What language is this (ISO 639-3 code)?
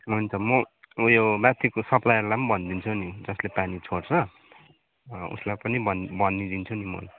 nep